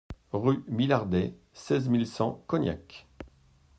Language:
French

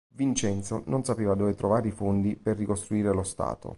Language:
Italian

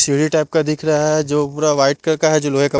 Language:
Hindi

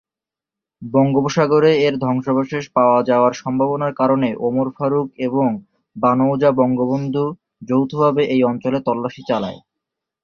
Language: Bangla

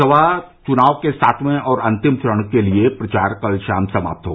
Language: Hindi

